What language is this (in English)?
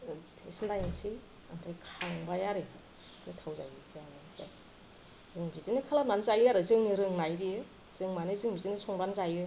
Bodo